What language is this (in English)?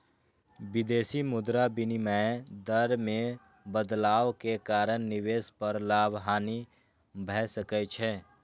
Maithili